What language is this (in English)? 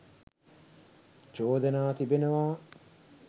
Sinhala